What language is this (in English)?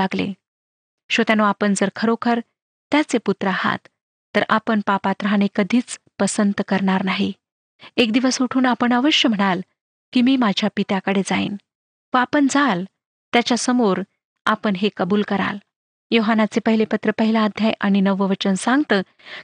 Marathi